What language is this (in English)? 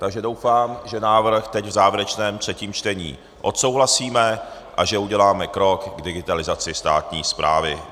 Czech